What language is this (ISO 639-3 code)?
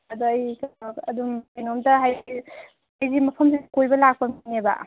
mni